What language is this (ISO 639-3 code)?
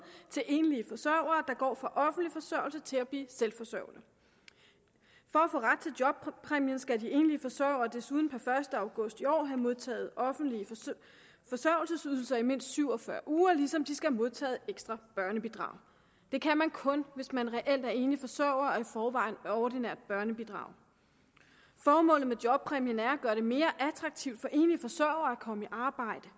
dan